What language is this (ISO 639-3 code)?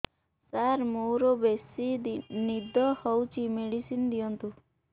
ori